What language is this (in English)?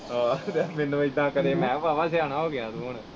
Punjabi